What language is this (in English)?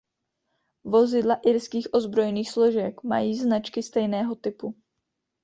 Czech